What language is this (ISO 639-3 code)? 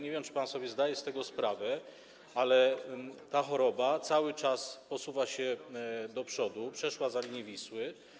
pol